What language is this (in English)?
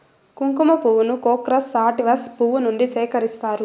Telugu